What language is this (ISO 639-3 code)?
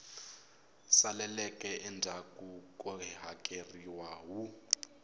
tso